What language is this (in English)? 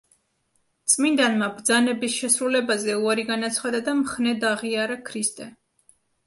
Georgian